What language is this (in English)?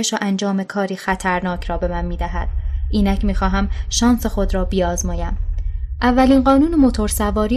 Persian